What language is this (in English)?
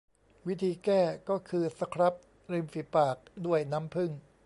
Thai